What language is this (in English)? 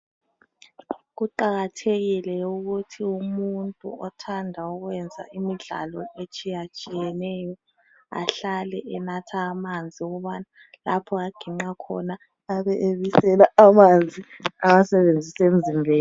North Ndebele